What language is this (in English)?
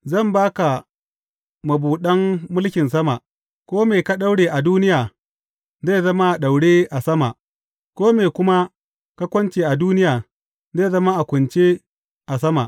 Hausa